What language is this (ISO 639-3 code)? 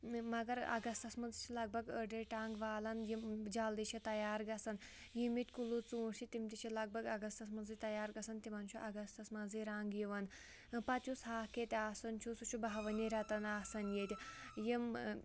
kas